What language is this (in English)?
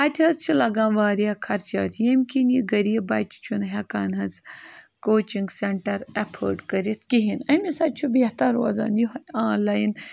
Kashmiri